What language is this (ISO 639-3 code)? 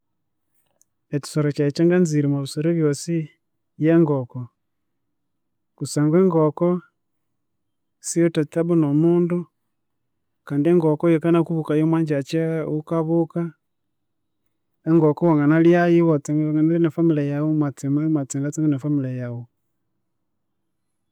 koo